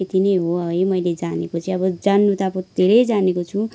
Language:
Nepali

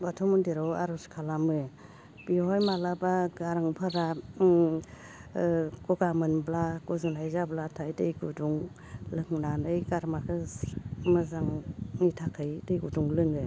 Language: Bodo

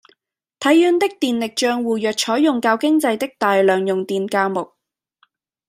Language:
Cantonese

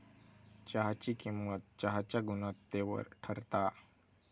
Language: Marathi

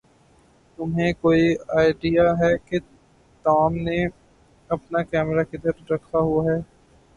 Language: Urdu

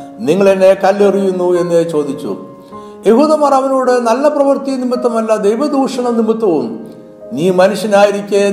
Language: Malayalam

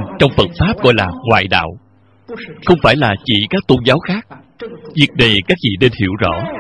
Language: Vietnamese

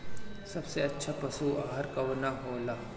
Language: Bhojpuri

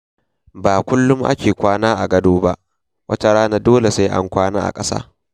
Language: Hausa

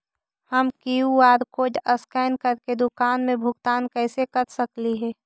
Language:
Magahi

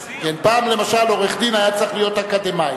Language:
Hebrew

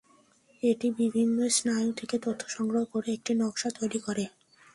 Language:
Bangla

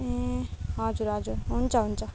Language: Nepali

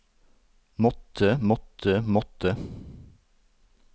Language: Norwegian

